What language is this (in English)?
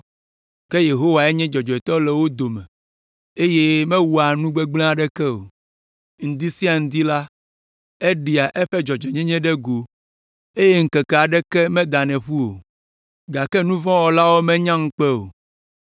Ewe